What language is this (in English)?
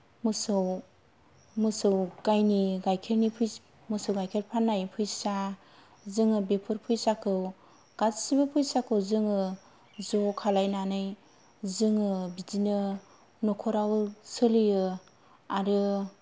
Bodo